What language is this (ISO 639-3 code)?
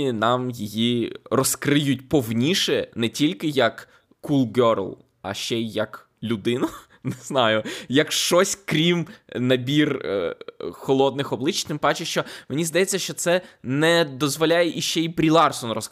ukr